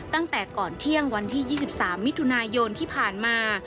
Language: Thai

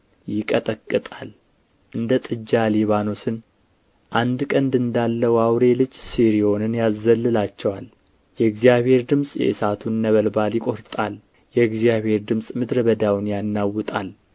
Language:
Amharic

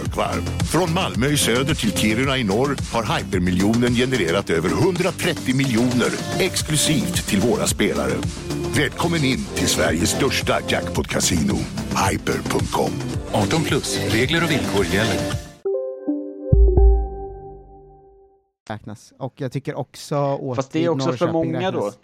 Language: Swedish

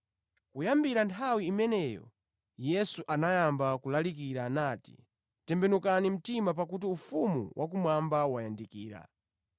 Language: Nyanja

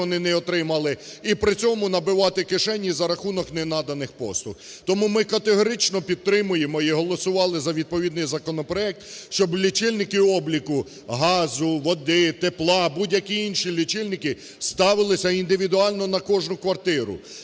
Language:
Ukrainian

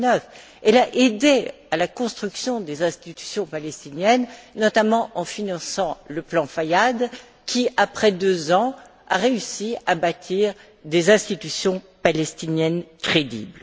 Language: French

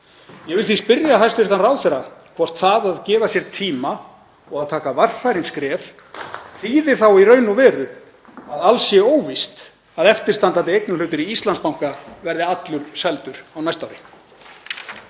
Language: Icelandic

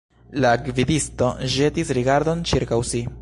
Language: Esperanto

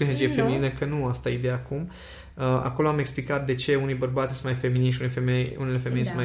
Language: Romanian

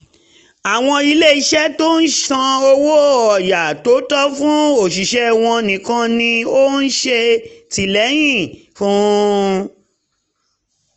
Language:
Yoruba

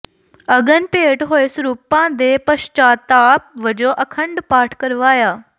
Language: Punjabi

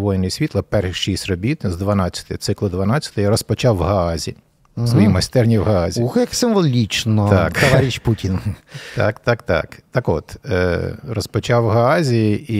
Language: Ukrainian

